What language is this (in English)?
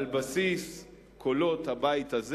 Hebrew